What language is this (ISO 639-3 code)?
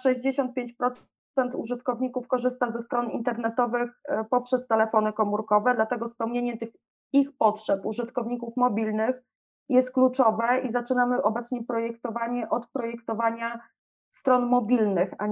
pol